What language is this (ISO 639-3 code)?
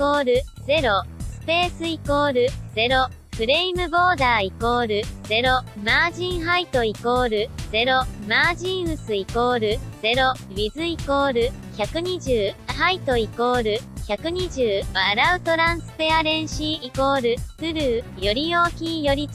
jpn